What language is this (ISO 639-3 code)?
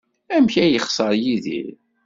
kab